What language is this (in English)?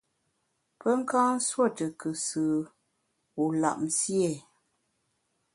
Bamun